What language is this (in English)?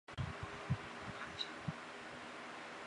Chinese